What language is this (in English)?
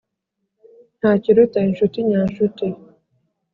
Kinyarwanda